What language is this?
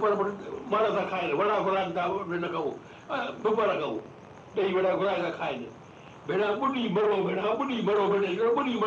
Hindi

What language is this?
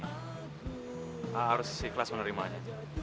Indonesian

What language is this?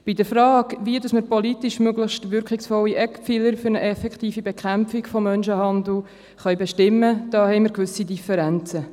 Swiss German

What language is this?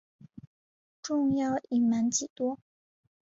Chinese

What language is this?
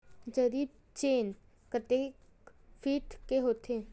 Chhattisgarhi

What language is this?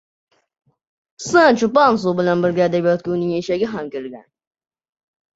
Uzbek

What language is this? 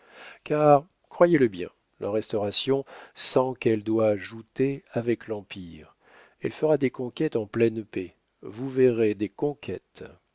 French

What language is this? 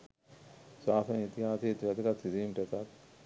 Sinhala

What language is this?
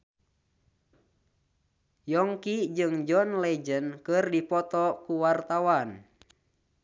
Sundanese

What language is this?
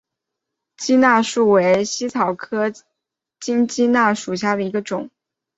Chinese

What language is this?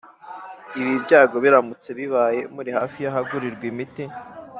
Kinyarwanda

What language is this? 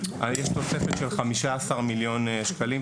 Hebrew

